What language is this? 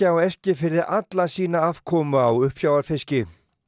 Icelandic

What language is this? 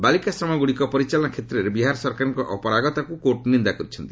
Odia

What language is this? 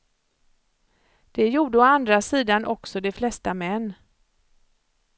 Swedish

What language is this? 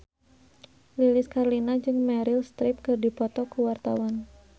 Sundanese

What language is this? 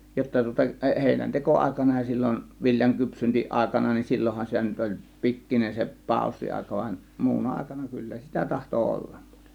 Finnish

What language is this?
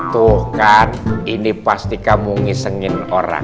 Indonesian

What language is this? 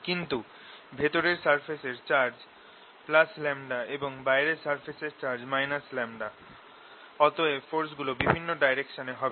Bangla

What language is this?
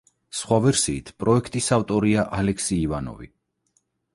Georgian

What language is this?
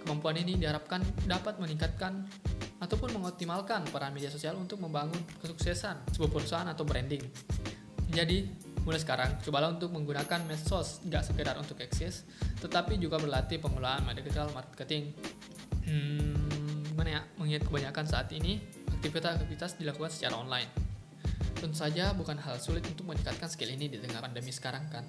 Indonesian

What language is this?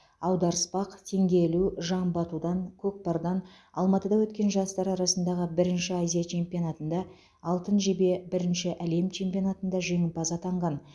Kazakh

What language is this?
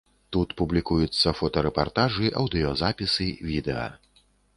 Belarusian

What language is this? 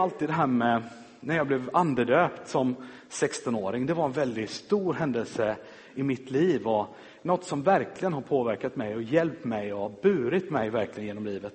Swedish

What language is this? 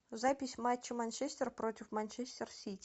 Russian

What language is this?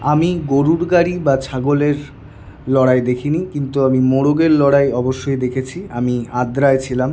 Bangla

